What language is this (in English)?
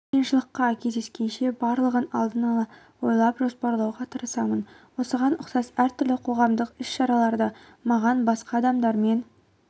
Kazakh